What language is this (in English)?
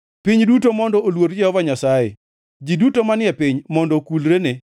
Luo (Kenya and Tanzania)